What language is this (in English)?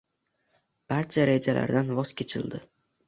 Uzbek